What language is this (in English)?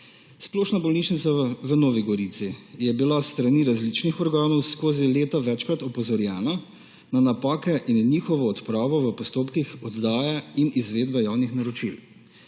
Slovenian